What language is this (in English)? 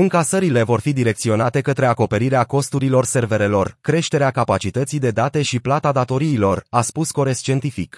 Romanian